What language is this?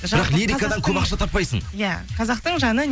Kazakh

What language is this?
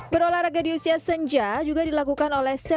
Indonesian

